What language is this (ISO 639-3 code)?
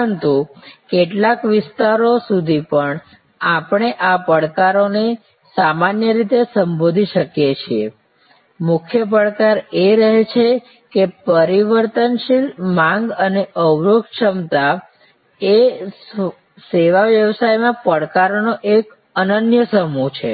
guj